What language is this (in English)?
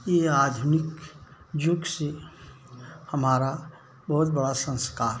Hindi